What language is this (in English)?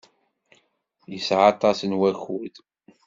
Kabyle